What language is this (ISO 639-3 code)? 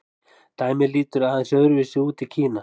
isl